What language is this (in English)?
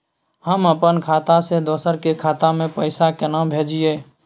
Maithili